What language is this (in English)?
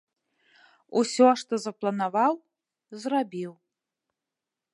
Belarusian